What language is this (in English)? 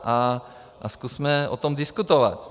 Czech